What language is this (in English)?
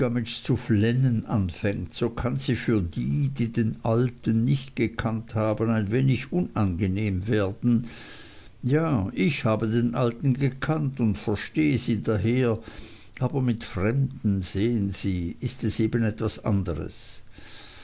German